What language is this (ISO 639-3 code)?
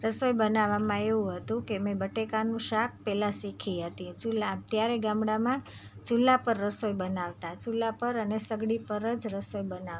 guj